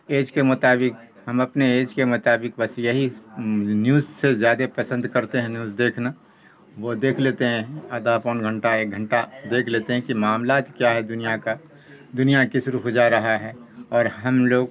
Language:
Urdu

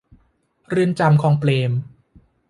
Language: Thai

